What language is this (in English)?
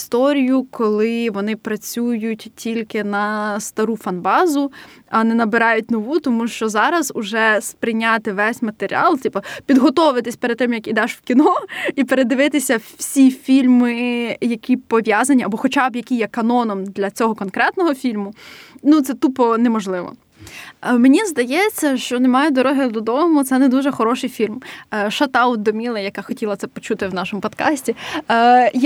Ukrainian